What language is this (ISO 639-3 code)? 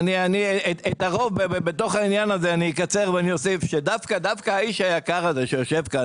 heb